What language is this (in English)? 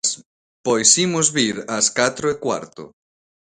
Galician